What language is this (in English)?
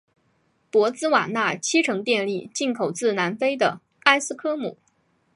Chinese